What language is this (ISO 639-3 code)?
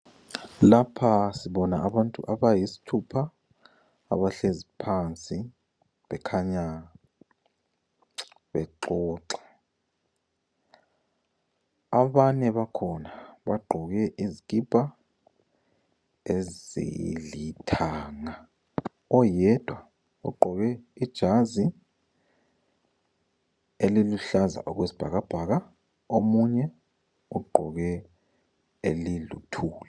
nde